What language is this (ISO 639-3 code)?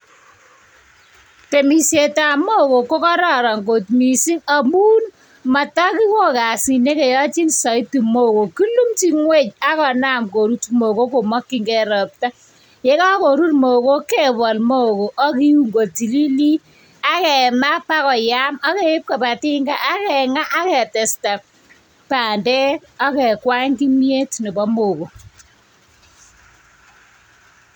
kln